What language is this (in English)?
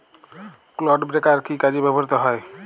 Bangla